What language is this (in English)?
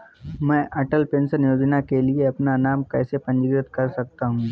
Hindi